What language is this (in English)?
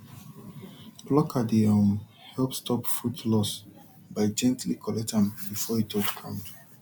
Nigerian Pidgin